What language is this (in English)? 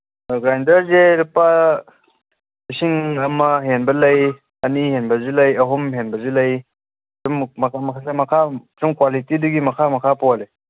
Manipuri